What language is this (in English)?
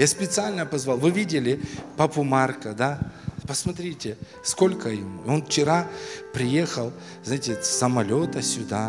Russian